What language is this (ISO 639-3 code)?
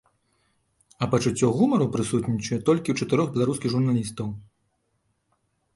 bel